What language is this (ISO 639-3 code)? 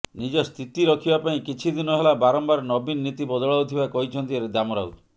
ori